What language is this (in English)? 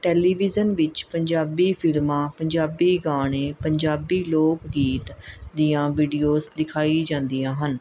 Punjabi